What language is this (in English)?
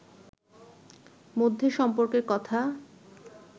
Bangla